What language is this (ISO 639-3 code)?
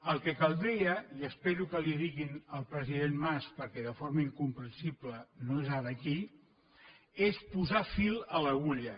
cat